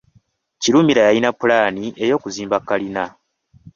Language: Ganda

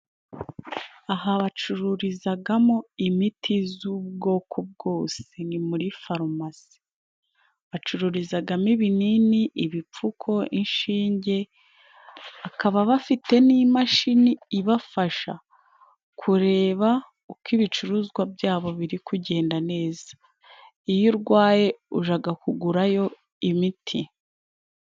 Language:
Kinyarwanda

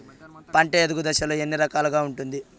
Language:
Telugu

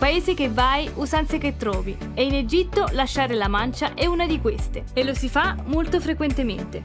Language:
Italian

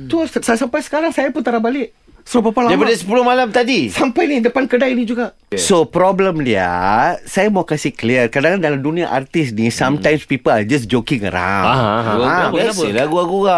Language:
Malay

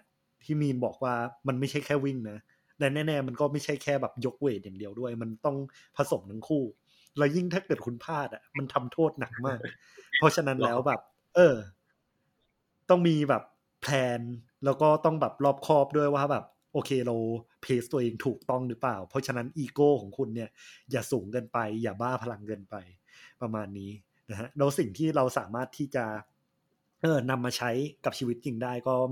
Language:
Thai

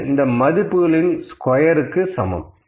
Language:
Tamil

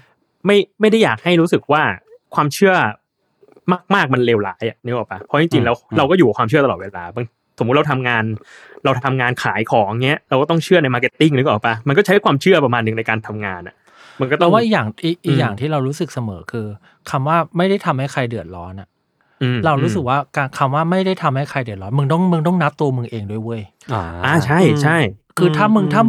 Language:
Thai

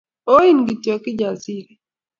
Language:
Kalenjin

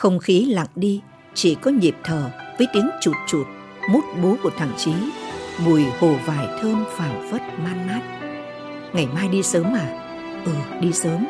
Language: Vietnamese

